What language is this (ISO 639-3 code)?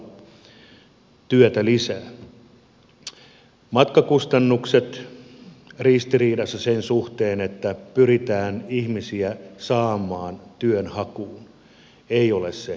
fin